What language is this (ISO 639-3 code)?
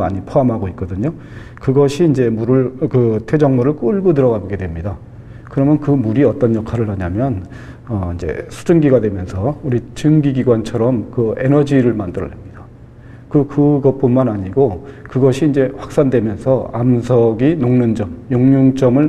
kor